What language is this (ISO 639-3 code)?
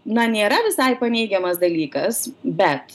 lit